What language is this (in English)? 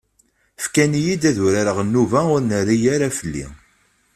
Kabyle